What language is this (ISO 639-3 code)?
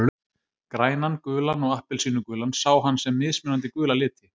isl